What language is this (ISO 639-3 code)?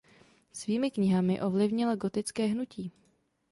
ces